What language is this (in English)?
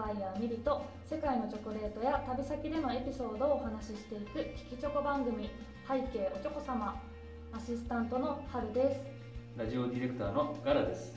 Japanese